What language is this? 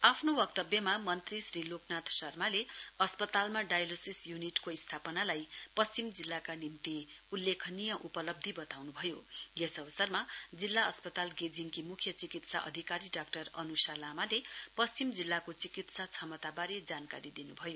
Nepali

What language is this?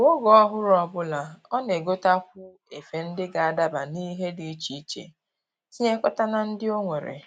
Igbo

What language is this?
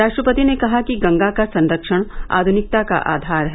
Hindi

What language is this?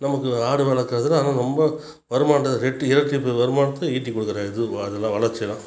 Tamil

